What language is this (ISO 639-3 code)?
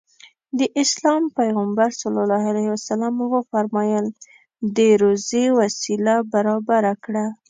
pus